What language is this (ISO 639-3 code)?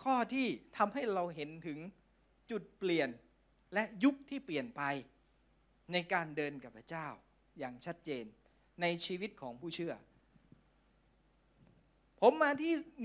tha